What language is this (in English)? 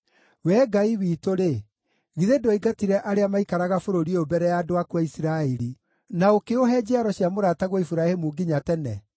Kikuyu